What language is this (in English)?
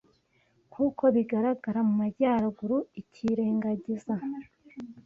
Kinyarwanda